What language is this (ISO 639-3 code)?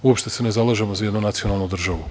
srp